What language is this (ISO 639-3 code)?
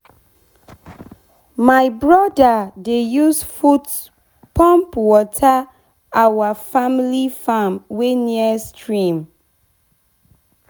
pcm